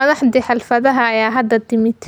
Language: Somali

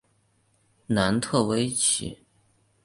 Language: Chinese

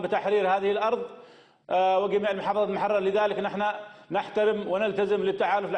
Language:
Arabic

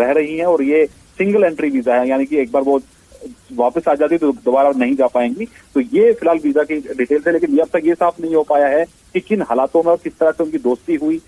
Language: Hindi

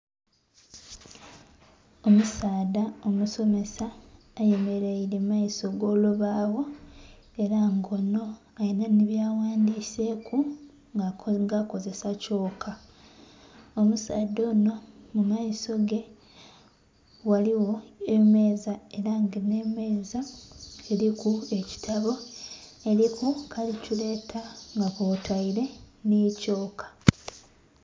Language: Soga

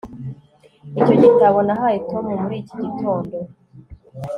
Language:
Kinyarwanda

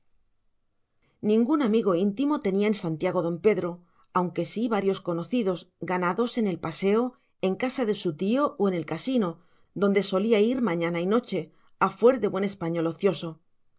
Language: Spanish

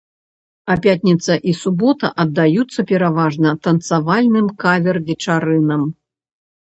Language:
Belarusian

